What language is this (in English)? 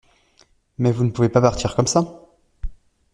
French